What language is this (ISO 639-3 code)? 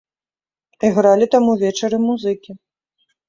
bel